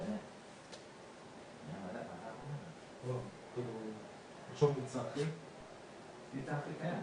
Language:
Hebrew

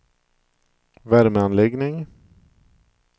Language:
Swedish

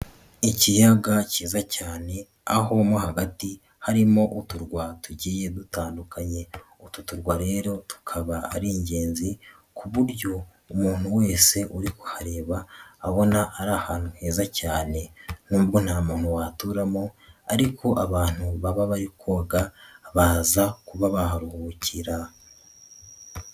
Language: Kinyarwanda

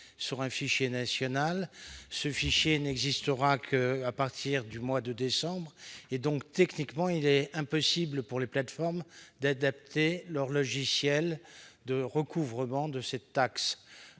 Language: French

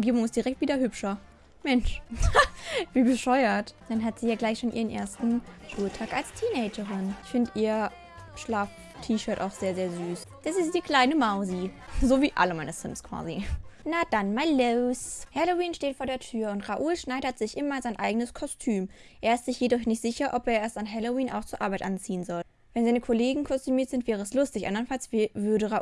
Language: German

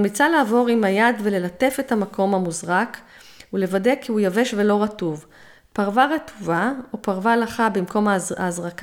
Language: Hebrew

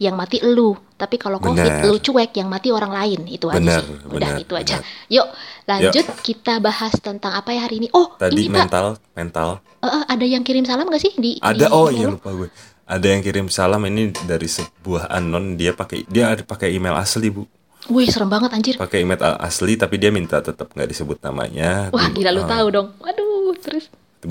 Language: Indonesian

